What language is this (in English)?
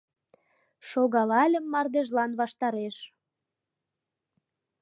Mari